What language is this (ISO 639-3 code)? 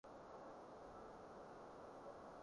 yue